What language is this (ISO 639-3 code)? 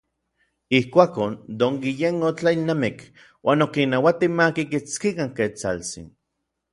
nlv